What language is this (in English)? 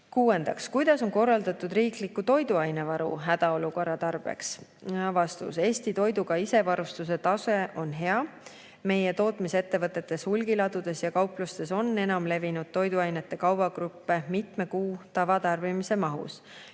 Estonian